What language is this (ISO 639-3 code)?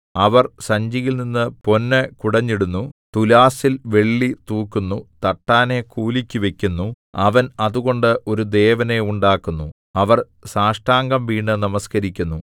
mal